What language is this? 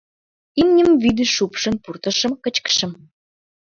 Mari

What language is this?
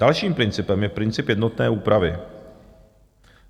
Czech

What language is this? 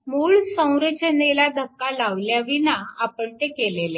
Marathi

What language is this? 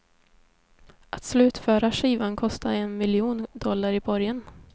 Swedish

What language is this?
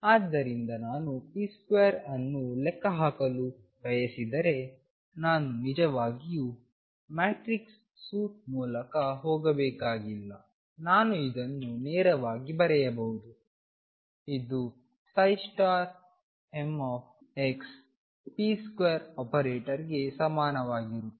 Kannada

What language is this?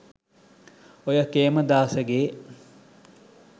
Sinhala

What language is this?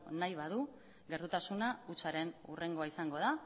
Basque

